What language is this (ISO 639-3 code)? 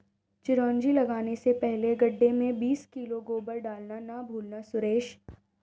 hin